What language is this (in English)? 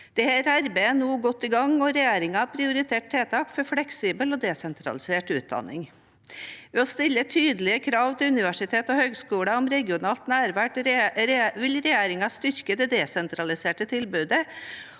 Norwegian